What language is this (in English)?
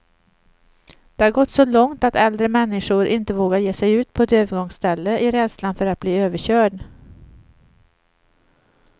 Swedish